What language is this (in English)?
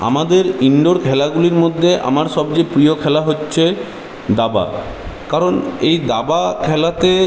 Bangla